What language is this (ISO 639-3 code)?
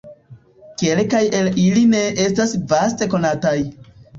epo